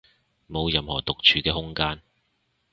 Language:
Cantonese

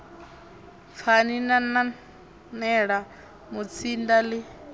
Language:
Venda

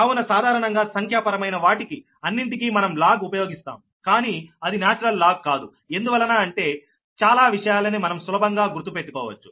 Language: Telugu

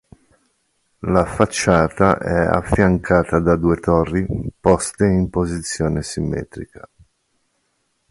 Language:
Italian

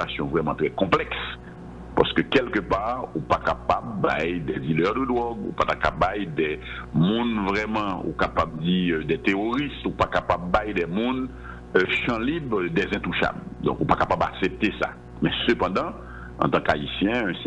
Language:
French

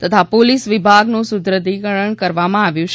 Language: Gujarati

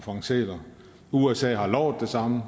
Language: Danish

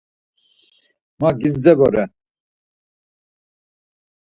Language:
Laz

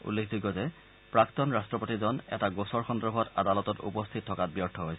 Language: Assamese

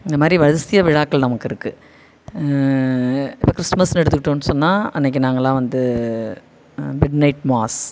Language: Tamil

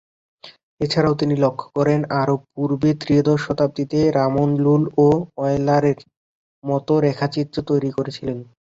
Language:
Bangla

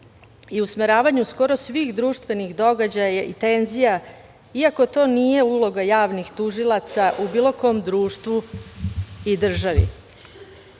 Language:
Serbian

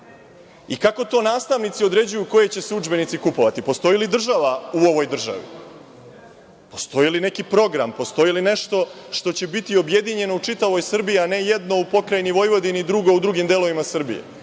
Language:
Serbian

